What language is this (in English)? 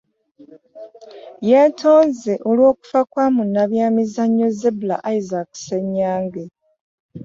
Ganda